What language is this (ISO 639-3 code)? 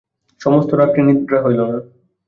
ben